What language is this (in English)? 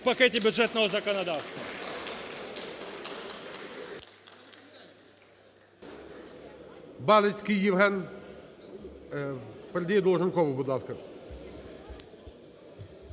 Ukrainian